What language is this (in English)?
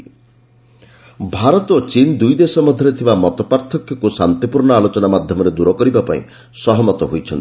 Odia